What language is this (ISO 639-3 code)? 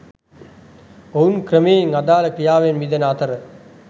sin